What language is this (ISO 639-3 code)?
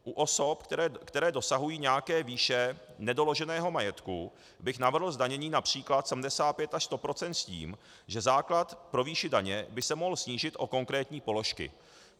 ces